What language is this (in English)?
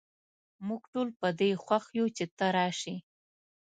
Pashto